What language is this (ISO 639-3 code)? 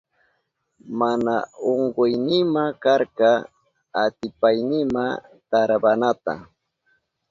qup